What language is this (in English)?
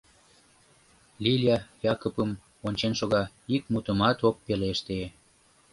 Mari